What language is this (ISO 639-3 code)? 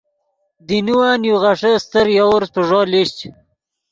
ydg